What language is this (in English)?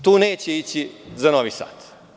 Serbian